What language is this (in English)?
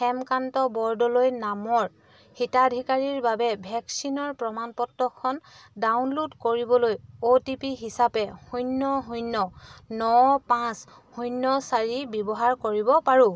Assamese